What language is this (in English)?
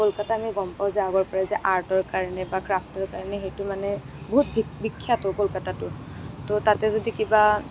Assamese